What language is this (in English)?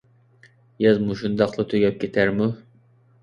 Uyghur